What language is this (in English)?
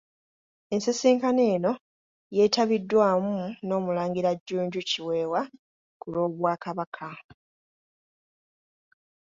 Ganda